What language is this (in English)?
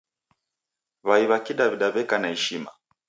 Taita